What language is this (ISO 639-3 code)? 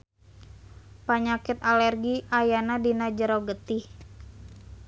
sun